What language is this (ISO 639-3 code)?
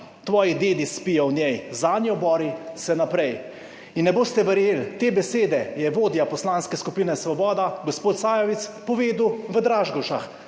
slv